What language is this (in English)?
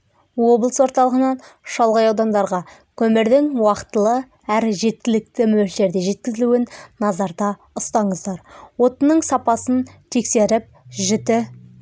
Kazakh